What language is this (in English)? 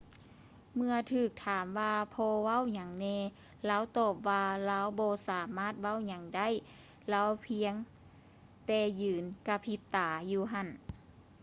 Lao